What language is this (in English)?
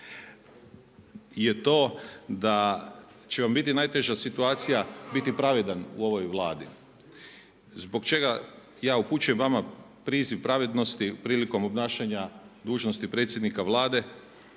Croatian